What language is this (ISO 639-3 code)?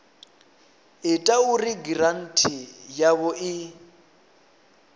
ven